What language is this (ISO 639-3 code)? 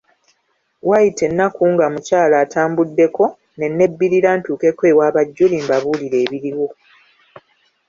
lug